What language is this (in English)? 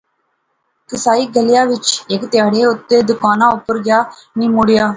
Pahari-Potwari